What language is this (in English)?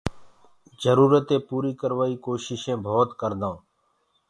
Gurgula